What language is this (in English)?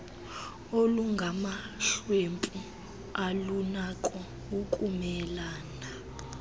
Xhosa